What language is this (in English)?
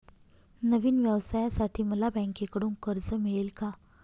Marathi